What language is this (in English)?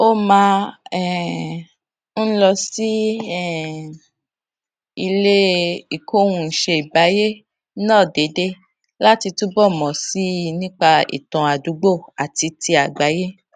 Yoruba